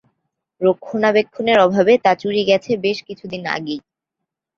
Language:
Bangla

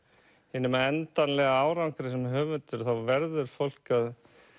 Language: Icelandic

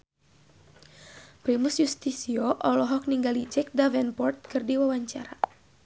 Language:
Sundanese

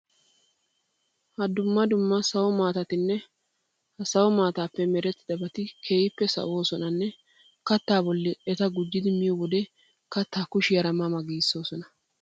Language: Wolaytta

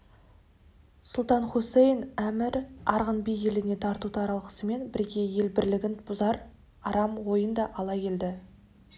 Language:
Kazakh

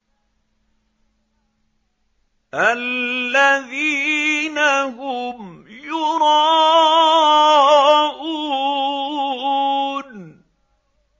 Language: Arabic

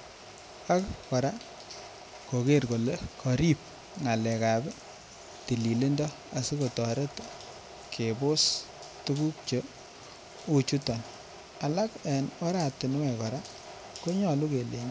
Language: Kalenjin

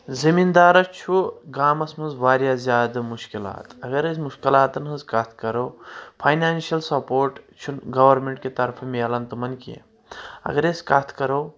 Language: Kashmiri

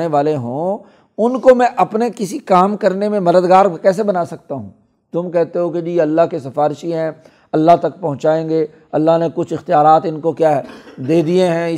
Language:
Urdu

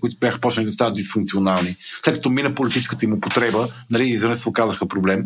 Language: Bulgarian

